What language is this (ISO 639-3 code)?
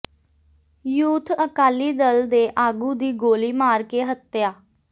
pan